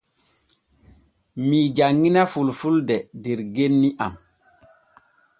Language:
Borgu Fulfulde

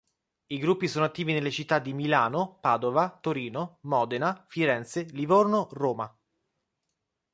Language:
Italian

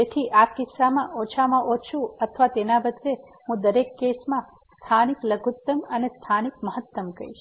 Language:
Gujarati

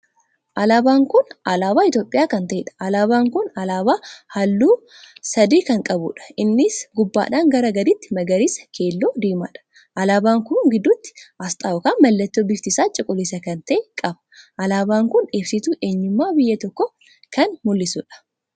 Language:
Oromo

